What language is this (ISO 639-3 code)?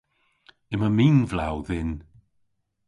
cor